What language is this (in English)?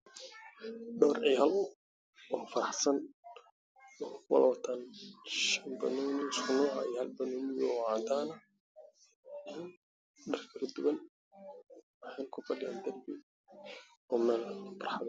Somali